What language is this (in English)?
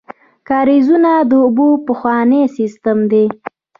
Pashto